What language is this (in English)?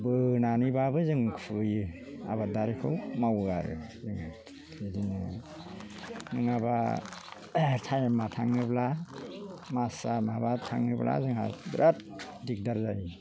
Bodo